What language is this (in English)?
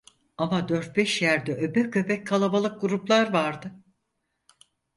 Turkish